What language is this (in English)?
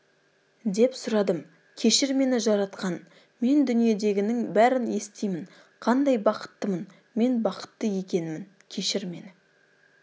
Kazakh